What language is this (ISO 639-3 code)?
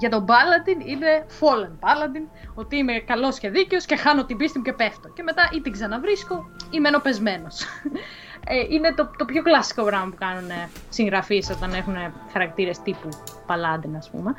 ell